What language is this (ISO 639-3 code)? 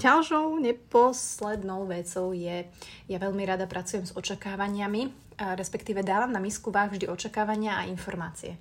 slk